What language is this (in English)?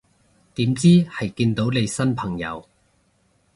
Cantonese